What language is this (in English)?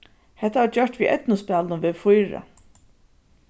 Faroese